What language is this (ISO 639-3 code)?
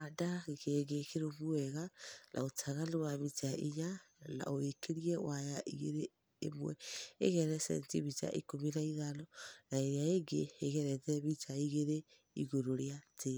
kik